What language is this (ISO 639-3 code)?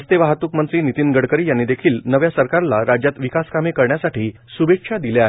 mar